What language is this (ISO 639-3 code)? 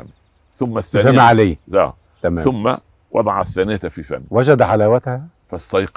ara